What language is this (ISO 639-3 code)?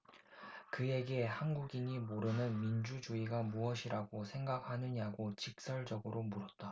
kor